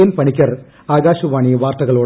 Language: Malayalam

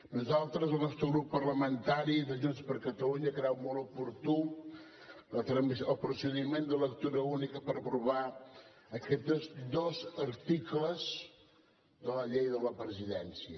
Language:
Catalan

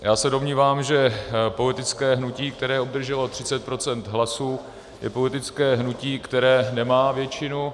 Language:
Czech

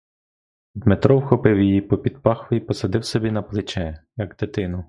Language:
Ukrainian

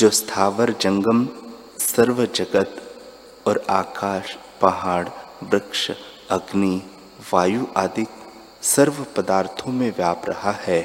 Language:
Hindi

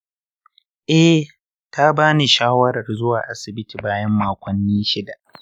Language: Hausa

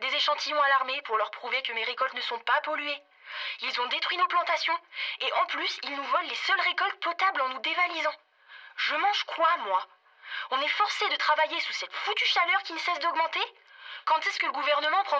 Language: French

